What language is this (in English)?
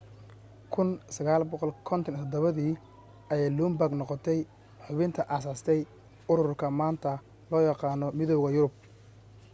Somali